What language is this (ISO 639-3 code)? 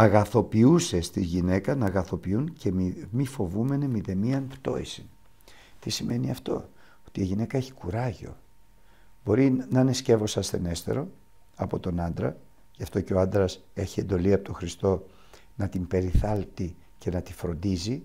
ell